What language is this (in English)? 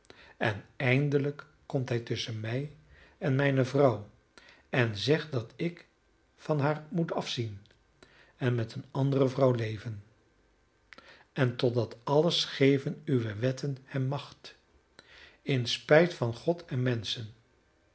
Dutch